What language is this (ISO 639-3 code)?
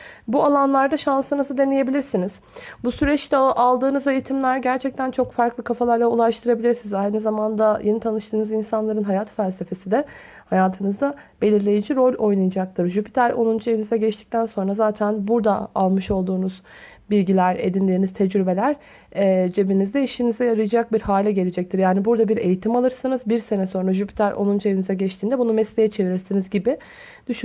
tur